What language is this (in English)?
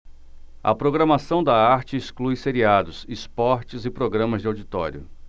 Portuguese